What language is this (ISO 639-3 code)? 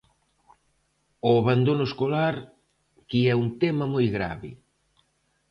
glg